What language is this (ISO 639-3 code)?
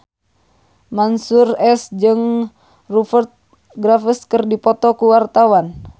sun